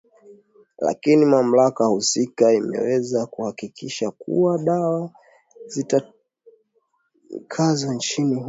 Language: Swahili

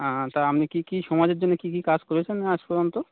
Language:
Bangla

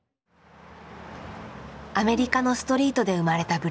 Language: Japanese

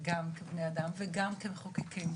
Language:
Hebrew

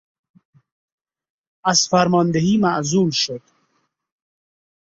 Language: Persian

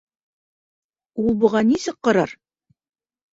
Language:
Bashkir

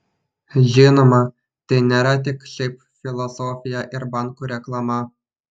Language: Lithuanian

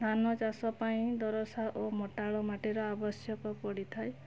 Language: Odia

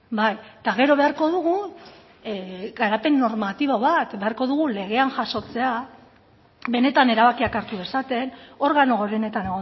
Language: Basque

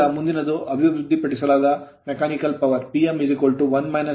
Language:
Kannada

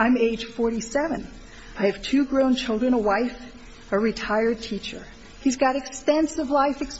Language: English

